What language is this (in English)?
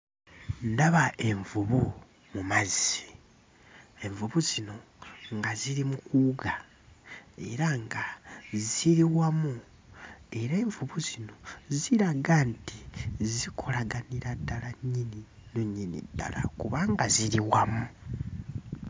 Ganda